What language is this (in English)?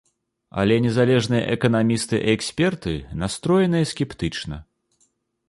Belarusian